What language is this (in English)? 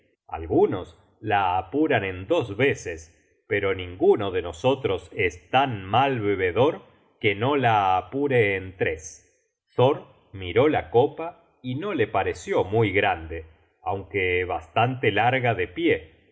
Spanish